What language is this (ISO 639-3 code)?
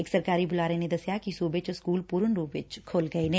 pan